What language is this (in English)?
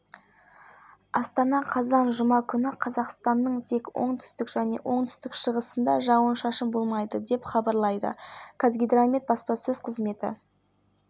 Kazakh